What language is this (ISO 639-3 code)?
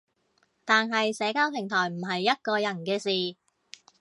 yue